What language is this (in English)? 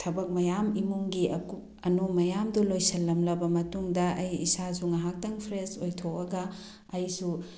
Manipuri